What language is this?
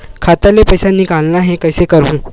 Chhattisgarhi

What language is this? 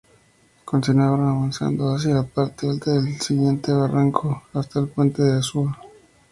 Spanish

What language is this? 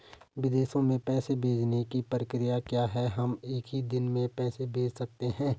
Hindi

